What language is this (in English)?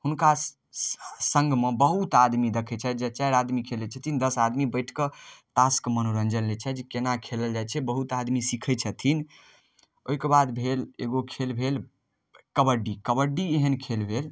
Maithili